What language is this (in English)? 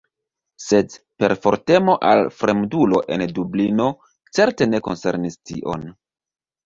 Esperanto